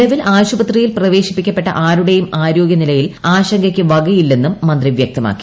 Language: Malayalam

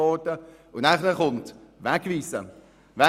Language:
Swiss German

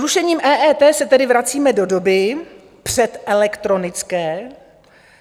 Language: Czech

